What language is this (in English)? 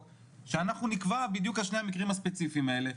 Hebrew